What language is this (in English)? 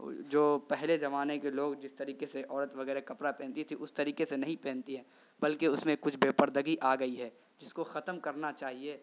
Urdu